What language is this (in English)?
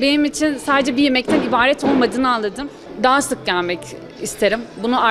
Turkish